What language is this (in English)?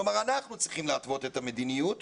Hebrew